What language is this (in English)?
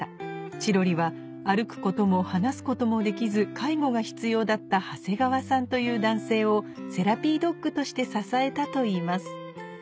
Japanese